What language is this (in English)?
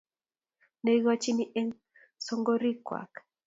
Kalenjin